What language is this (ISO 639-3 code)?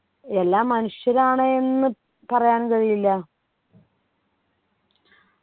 mal